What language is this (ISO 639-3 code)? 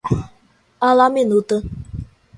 por